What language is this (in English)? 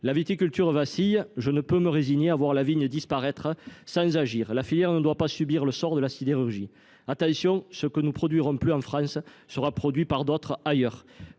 French